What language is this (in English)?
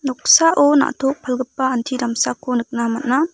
Garo